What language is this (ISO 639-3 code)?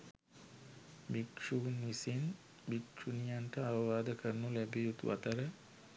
sin